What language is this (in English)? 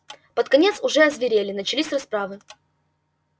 Russian